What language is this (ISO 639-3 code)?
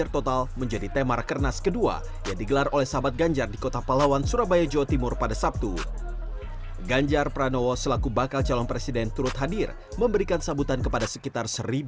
ind